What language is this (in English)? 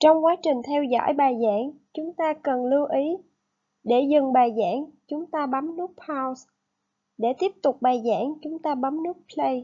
Vietnamese